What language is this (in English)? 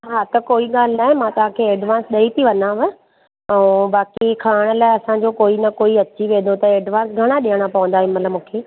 Sindhi